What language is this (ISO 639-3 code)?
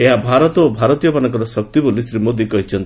ori